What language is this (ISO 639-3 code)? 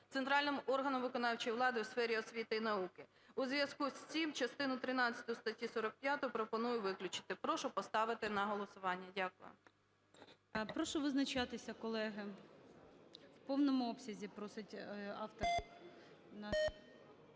ukr